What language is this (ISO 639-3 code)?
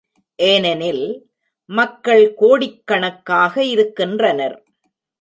tam